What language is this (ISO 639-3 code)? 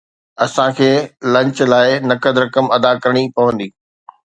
snd